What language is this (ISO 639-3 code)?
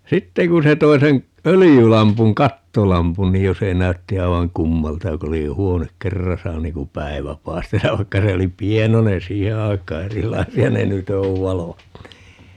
fin